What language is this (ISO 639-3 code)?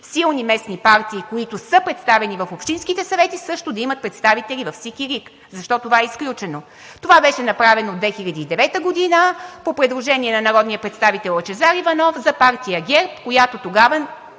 bul